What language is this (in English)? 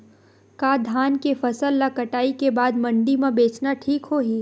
Chhattisgarhi